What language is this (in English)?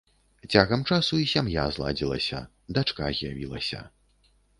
Belarusian